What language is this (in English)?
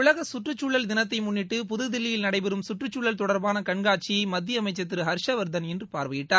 Tamil